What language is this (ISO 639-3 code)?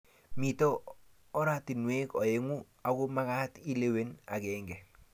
kln